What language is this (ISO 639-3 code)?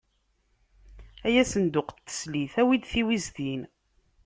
kab